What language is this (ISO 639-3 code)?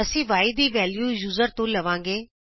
pan